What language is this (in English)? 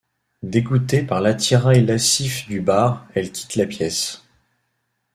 French